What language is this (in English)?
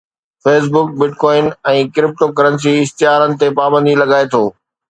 Sindhi